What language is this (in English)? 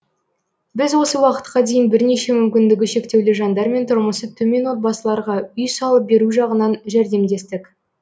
Kazakh